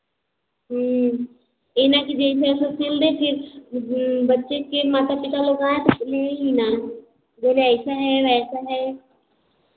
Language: Hindi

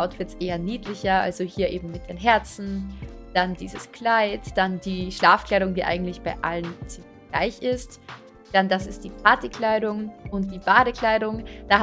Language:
German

